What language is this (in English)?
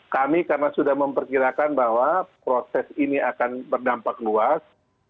Indonesian